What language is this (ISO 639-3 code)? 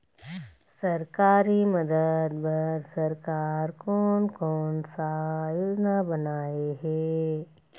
hne